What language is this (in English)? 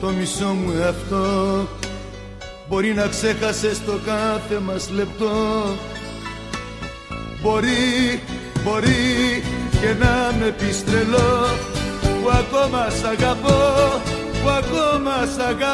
Greek